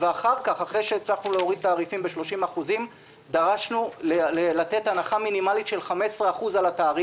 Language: Hebrew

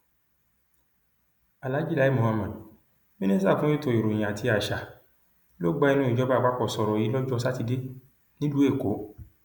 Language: Yoruba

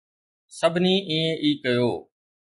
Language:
Sindhi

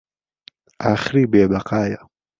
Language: Central Kurdish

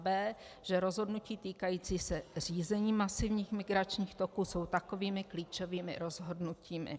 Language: Czech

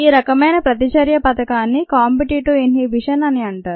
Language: Telugu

